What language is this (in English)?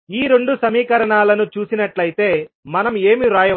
Telugu